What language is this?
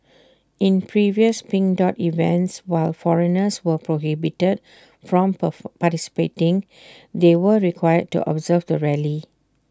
English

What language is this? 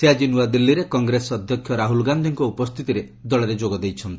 Odia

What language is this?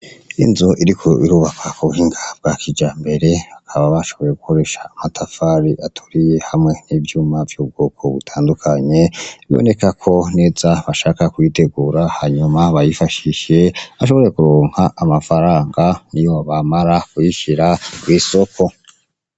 Rundi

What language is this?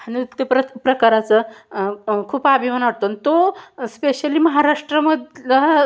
Marathi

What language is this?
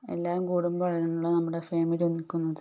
Malayalam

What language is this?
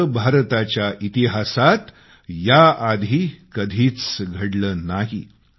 Marathi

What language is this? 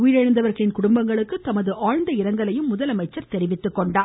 Tamil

